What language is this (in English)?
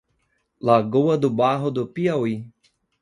Portuguese